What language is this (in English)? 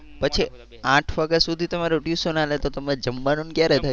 Gujarati